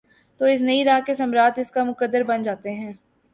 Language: Urdu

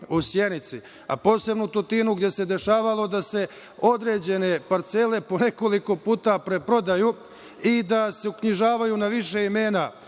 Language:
Serbian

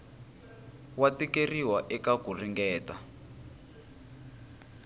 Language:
Tsonga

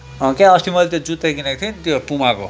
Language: Nepali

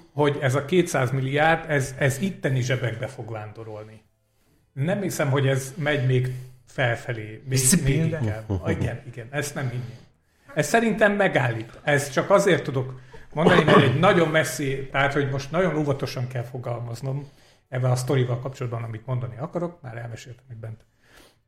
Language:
Hungarian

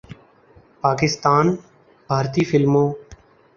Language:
Urdu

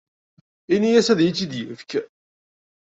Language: Kabyle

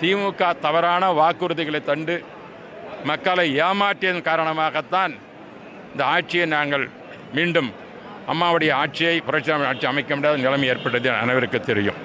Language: Tamil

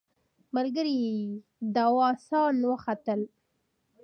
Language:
Pashto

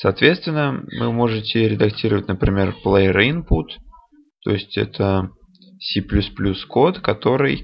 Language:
Russian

